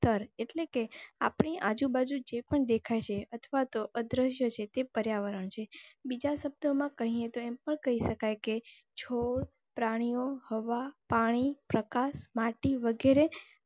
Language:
Gujarati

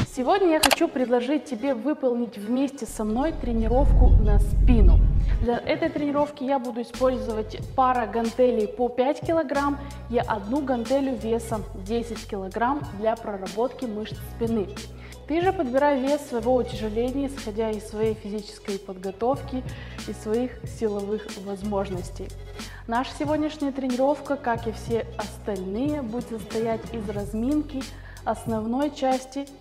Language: Russian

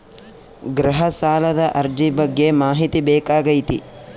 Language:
Kannada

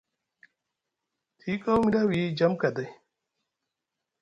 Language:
Musgu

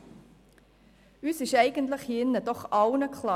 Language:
Swiss German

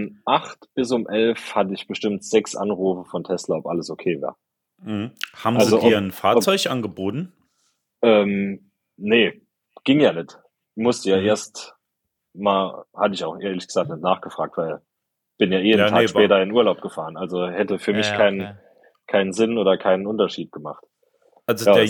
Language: German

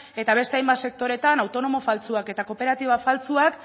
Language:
Basque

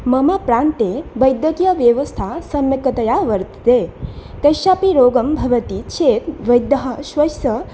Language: Sanskrit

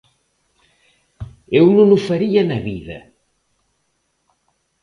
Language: Galician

